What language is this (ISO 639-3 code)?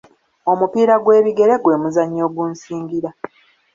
lug